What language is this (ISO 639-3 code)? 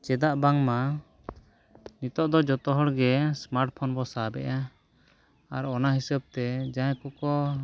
sat